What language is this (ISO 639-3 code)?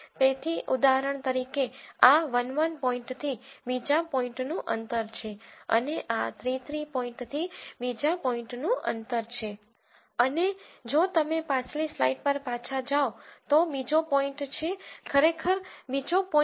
guj